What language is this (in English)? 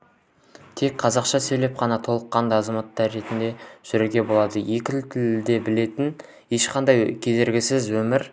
Kazakh